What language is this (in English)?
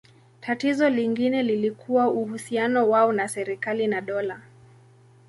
Swahili